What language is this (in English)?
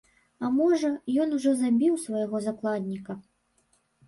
Belarusian